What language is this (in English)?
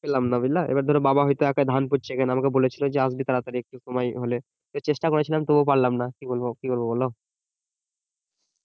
Bangla